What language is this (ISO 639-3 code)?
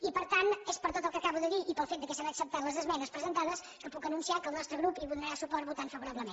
cat